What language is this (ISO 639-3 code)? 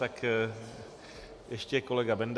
ces